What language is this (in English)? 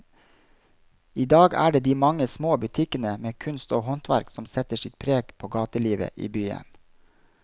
Norwegian